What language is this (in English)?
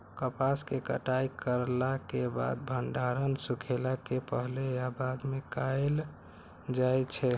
Maithili